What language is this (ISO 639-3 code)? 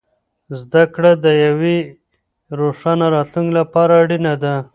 pus